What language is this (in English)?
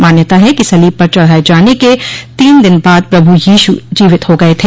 Hindi